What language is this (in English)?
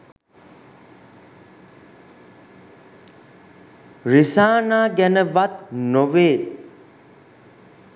Sinhala